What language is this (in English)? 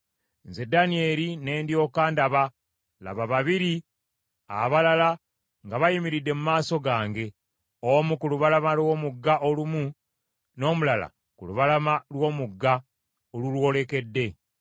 Ganda